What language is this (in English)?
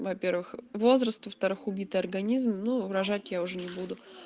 Russian